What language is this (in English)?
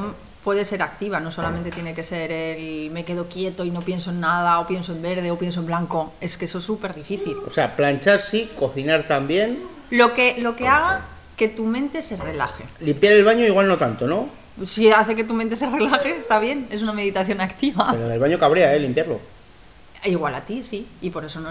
Spanish